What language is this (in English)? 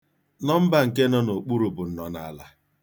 Igbo